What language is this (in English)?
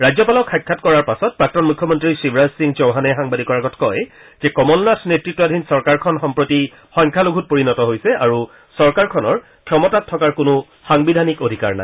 Assamese